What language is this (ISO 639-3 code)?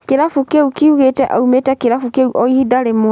kik